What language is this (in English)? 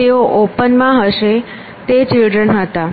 Gujarati